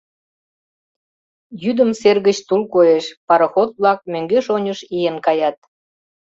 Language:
Mari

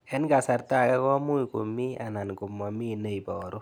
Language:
Kalenjin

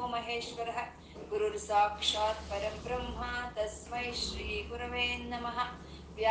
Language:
Kannada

